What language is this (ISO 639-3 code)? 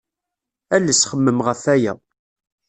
kab